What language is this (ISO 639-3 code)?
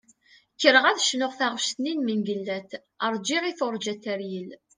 kab